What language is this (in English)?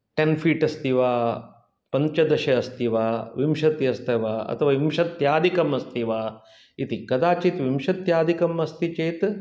Sanskrit